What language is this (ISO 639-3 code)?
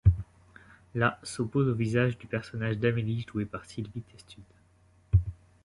fra